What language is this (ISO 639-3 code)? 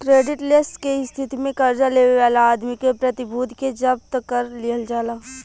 bho